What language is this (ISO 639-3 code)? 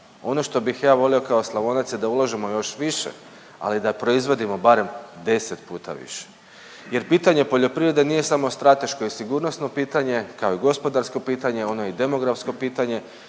hrv